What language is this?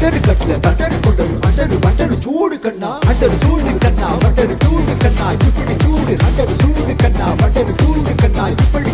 Arabic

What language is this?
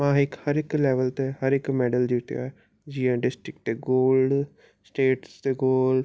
Sindhi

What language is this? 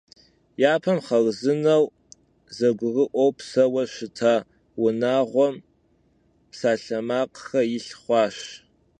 Kabardian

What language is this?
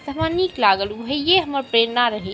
Maithili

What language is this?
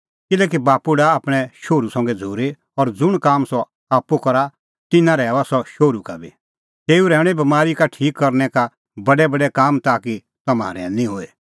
Kullu Pahari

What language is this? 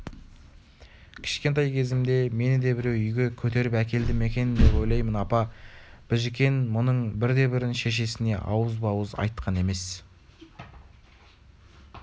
Kazakh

